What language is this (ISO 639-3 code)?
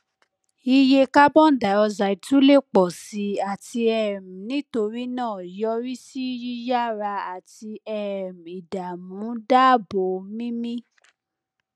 yor